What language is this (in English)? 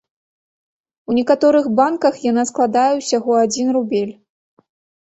Belarusian